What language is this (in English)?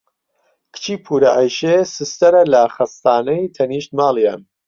Central Kurdish